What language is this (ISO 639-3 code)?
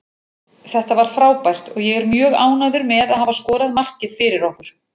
isl